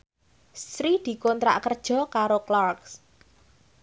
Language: Javanese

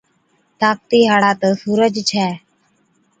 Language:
Od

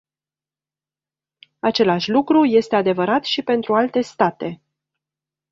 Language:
Romanian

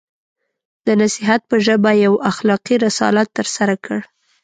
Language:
Pashto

